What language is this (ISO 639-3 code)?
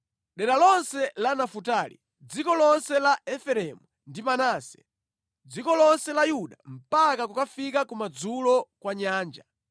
nya